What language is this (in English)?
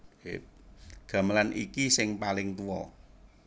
Javanese